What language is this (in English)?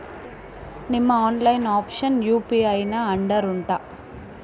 Kannada